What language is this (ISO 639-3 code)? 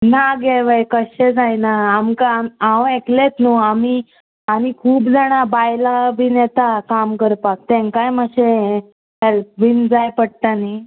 kok